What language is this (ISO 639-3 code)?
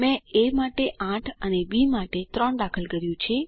guj